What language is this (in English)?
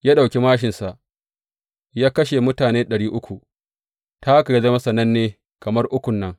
Hausa